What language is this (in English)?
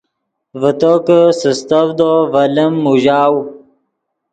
Yidgha